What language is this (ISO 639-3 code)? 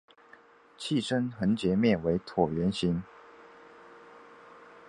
zho